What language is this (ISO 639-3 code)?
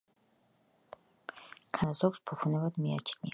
kat